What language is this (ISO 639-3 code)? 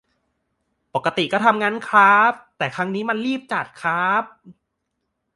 tha